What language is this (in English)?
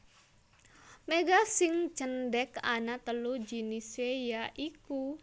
Javanese